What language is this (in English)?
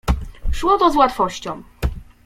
Polish